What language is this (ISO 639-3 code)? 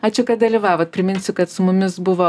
lit